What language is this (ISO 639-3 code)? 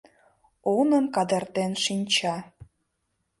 chm